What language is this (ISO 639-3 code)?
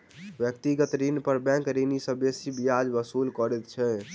mai